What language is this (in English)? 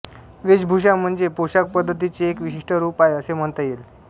Marathi